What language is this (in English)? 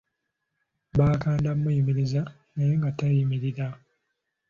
Ganda